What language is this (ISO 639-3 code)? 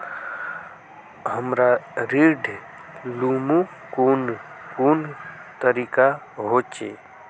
mag